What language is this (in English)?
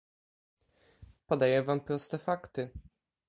Polish